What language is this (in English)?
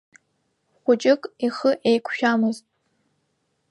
Abkhazian